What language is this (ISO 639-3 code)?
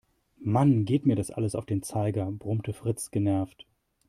deu